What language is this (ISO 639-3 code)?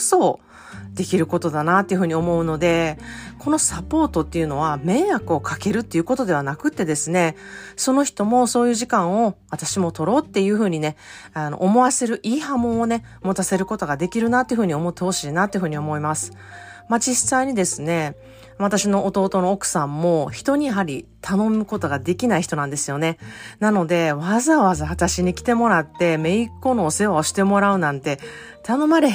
jpn